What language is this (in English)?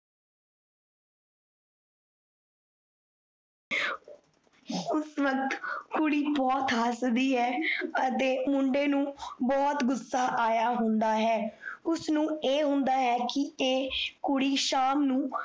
Punjabi